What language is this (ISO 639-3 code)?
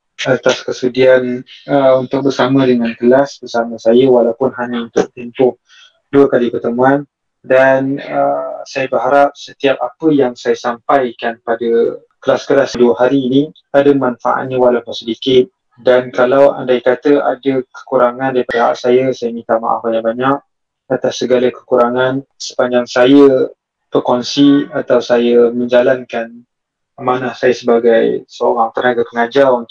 msa